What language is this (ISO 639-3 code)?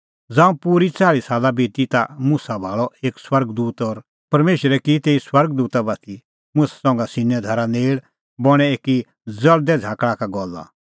kfx